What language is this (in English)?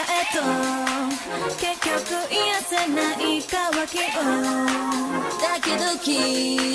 Dutch